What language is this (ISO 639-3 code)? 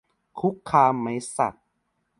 tha